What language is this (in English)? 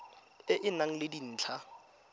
Tswana